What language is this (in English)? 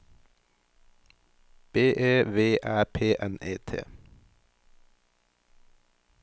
Norwegian